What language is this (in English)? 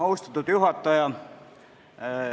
Estonian